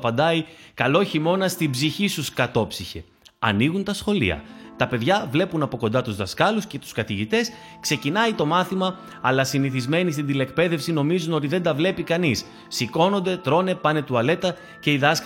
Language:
Greek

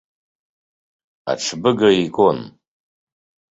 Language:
Abkhazian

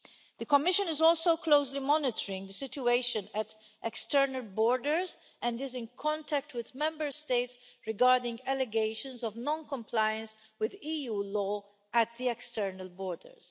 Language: English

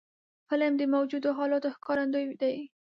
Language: Pashto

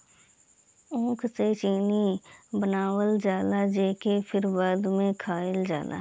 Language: Bhojpuri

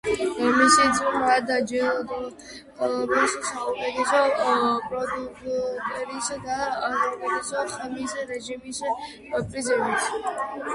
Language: Georgian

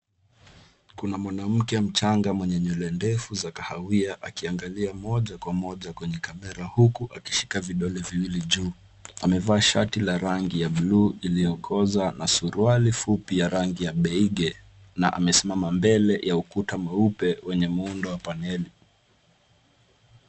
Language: Swahili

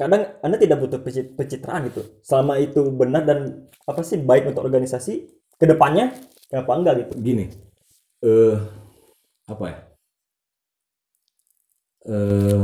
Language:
Indonesian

